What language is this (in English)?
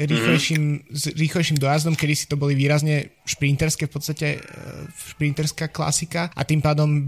Slovak